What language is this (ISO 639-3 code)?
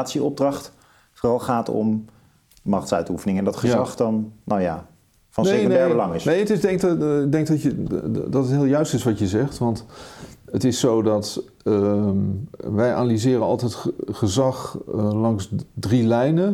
nld